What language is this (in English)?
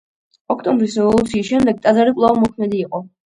Georgian